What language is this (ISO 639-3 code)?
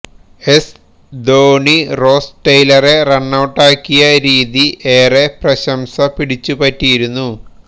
mal